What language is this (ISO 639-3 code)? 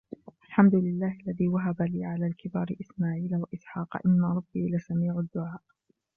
ara